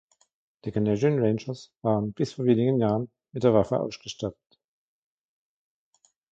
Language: German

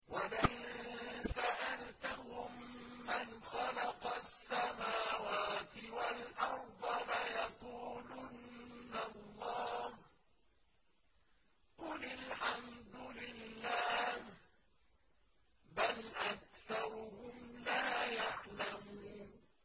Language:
Arabic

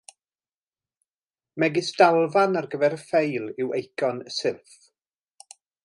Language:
Welsh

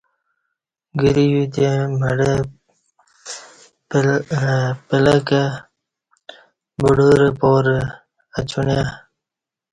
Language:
Kati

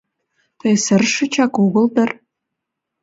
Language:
Mari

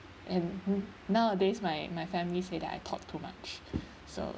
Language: English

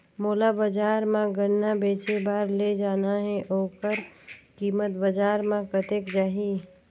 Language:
Chhattisgarhi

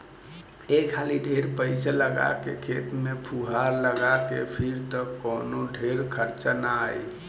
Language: Bhojpuri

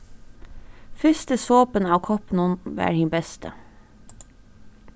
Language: Faroese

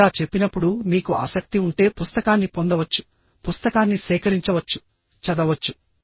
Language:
Telugu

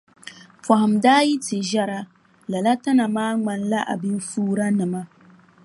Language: Dagbani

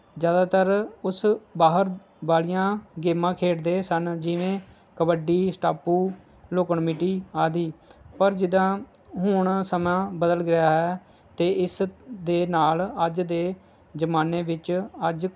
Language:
Punjabi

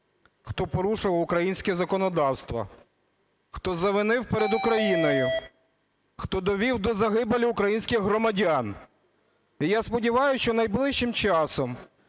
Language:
Ukrainian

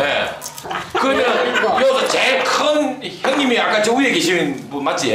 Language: Korean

